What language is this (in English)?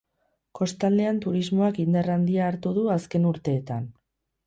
Basque